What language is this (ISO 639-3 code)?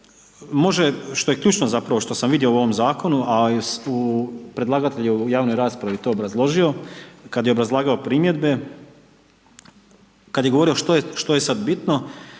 hrv